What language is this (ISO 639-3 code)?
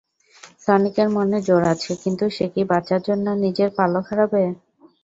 ben